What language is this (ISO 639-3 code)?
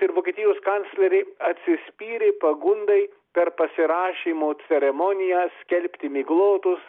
lit